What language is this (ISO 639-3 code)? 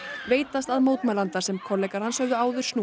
isl